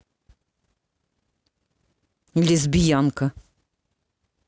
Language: Russian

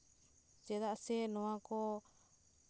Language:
Santali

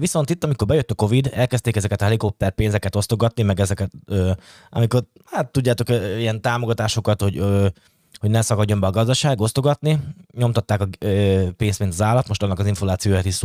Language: Hungarian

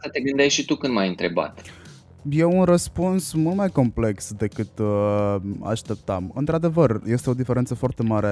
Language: Romanian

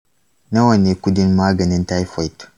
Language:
Hausa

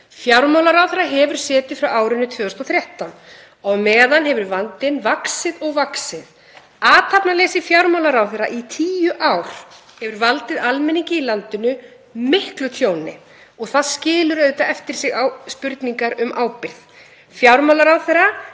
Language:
Icelandic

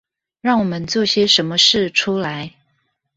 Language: Chinese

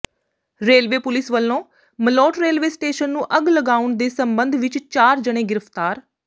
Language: Punjabi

